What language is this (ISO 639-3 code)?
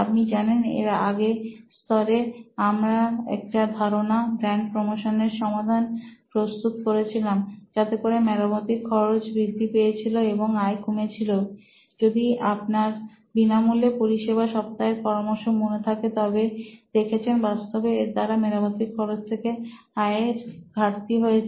ben